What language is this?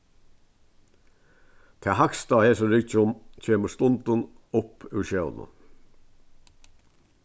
Faroese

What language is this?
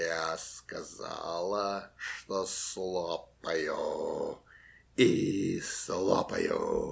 Russian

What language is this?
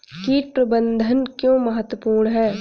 Hindi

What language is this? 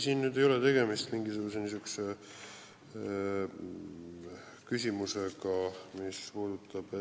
Estonian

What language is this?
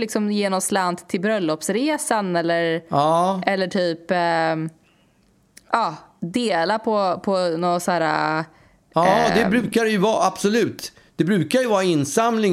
Swedish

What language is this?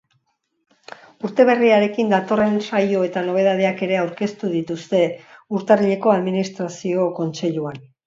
Basque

